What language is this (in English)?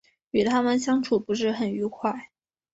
Chinese